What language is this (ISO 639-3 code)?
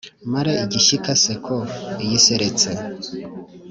kin